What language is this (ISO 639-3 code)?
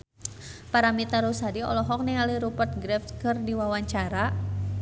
sun